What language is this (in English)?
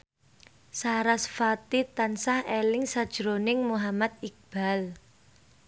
Javanese